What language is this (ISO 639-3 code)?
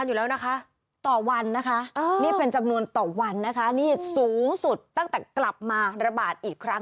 tha